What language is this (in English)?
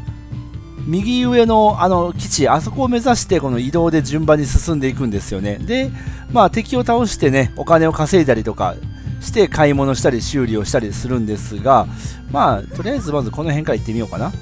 Japanese